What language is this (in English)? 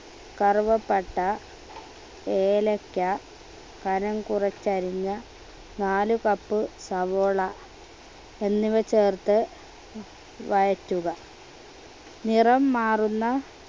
Malayalam